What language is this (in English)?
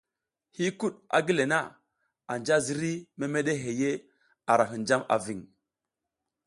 South Giziga